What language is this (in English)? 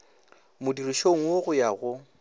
Northern Sotho